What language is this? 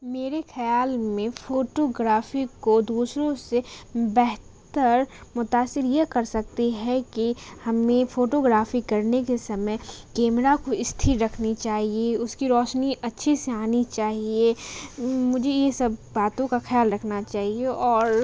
Urdu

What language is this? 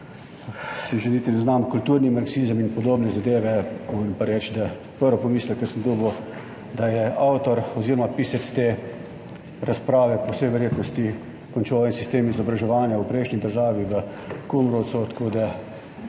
Slovenian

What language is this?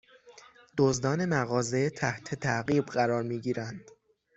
Persian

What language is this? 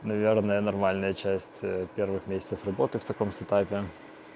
Russian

